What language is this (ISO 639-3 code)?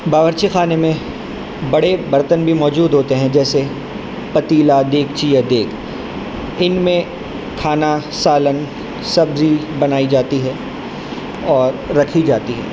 urd